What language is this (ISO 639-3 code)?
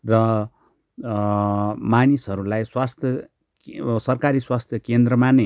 nep